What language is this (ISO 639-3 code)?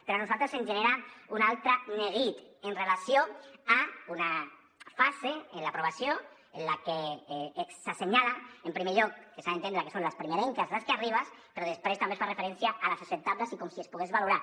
cat